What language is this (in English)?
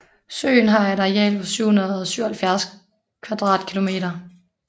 Danish